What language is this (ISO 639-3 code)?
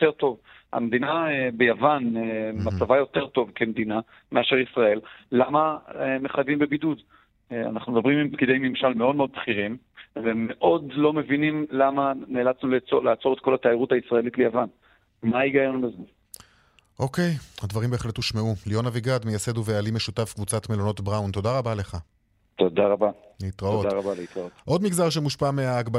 heb